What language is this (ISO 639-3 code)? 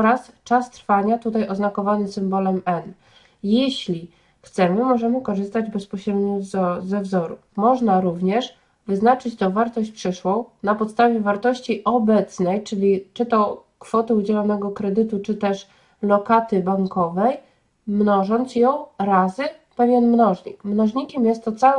pol